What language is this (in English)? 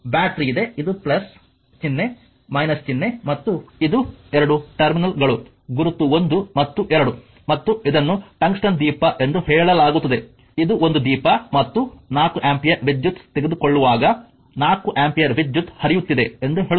Kannada